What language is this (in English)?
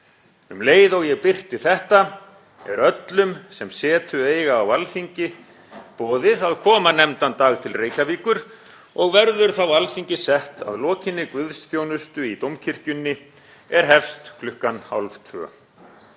Icelandic